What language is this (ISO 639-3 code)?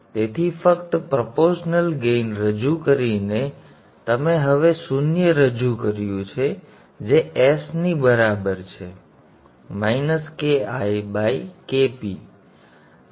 guj